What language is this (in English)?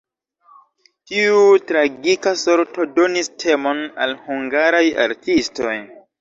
Esperanto